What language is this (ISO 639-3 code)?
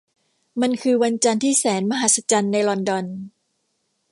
tha